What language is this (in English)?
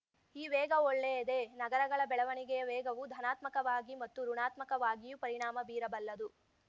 Kannada